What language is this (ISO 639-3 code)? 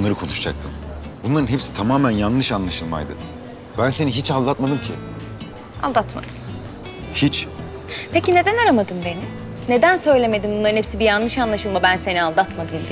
tur